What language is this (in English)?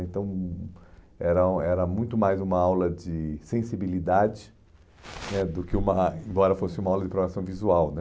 Portuguese